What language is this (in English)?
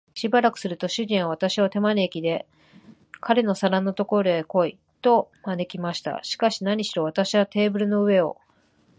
Japanese